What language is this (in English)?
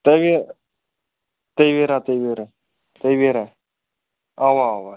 Kashmiri